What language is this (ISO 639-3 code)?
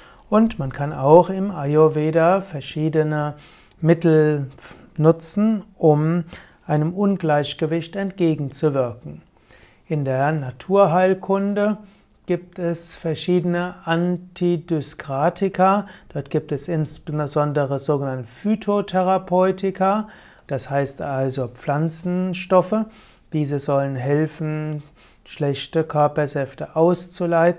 deu